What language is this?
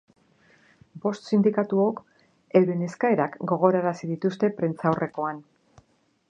Basque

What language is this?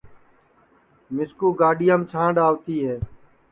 Sansi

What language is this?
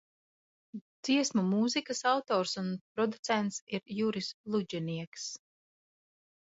Latvian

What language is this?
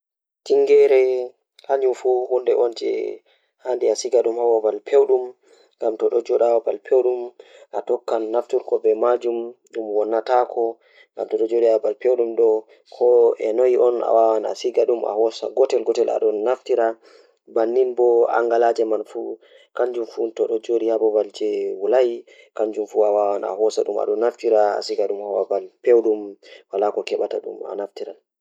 Fula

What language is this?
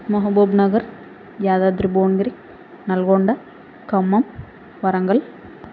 Telugu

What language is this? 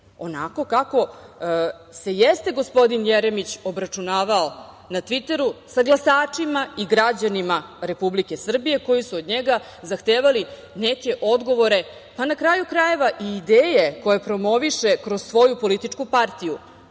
Serbian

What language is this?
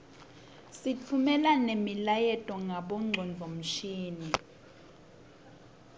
Swati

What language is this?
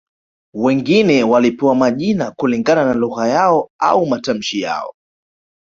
Swahili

